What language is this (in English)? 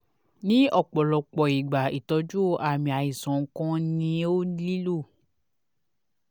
Yoruba